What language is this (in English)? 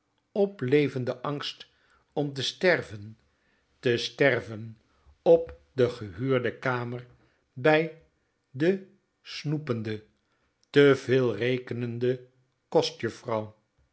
Dutch